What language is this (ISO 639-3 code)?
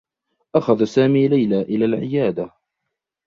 ara